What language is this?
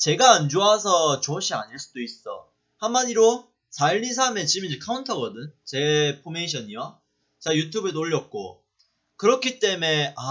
Korean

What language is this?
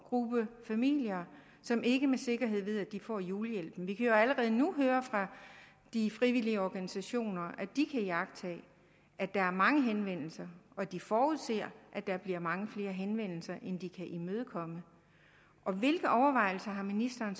Danish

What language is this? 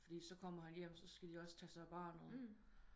Danish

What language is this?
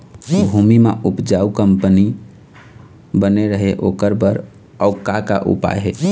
Chhattisgarhi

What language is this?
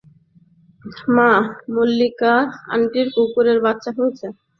Bangla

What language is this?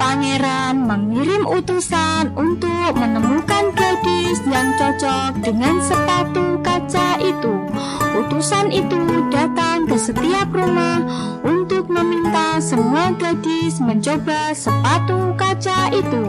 Indonesian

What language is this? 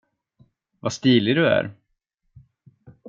Swedish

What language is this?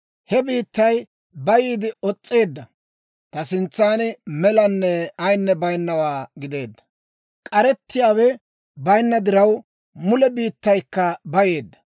Dawro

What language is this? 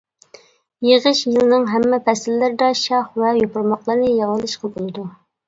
Uyghur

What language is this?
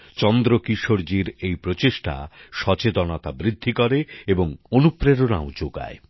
Bangla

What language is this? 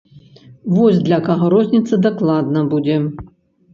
Belarusian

